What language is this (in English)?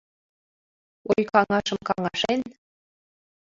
Mari